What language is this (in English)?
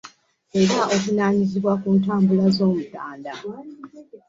Ganda